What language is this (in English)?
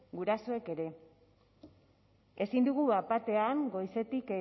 Basque